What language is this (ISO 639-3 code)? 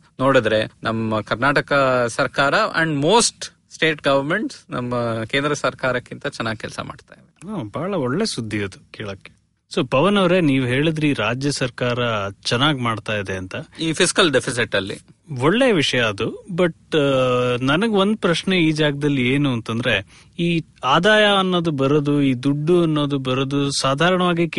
kan